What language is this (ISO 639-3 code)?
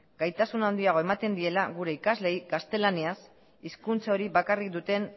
eus